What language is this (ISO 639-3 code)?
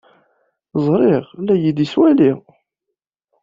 kab